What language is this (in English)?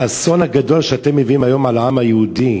Hebrew